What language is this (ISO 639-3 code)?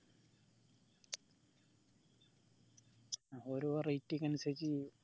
mal